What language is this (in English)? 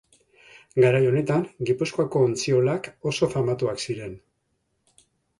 Basque